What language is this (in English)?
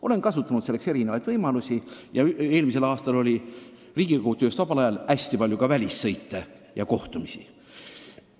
Estonian